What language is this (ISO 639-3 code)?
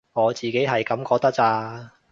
yue